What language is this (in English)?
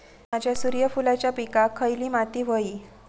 Marathi